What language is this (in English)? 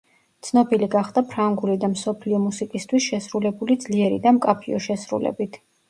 Georgian